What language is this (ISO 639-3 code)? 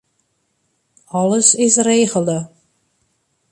fry